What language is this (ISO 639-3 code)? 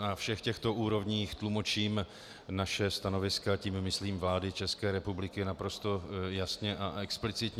ces